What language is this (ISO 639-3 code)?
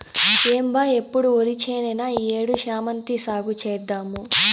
tel